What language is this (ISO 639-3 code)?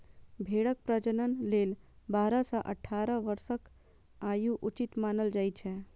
mai